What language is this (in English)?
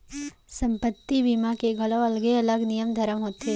Chhattisgarhi